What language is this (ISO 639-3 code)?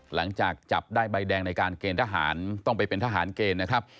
tha